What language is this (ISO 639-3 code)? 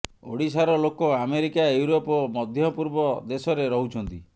ori